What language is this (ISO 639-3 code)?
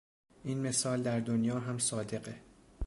fas